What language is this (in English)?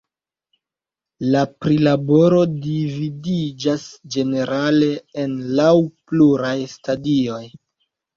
Esperanto